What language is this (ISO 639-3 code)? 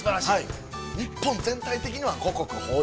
jpn